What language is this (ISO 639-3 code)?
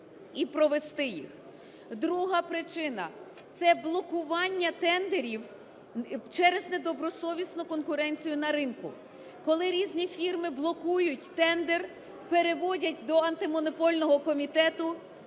ukr